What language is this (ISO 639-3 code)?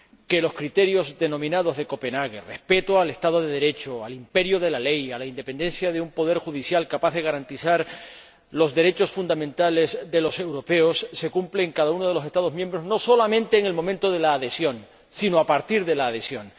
spa